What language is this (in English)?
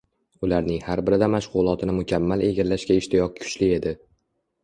Uzbek